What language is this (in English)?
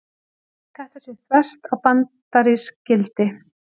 Icelandic